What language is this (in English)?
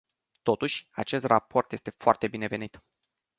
Romanian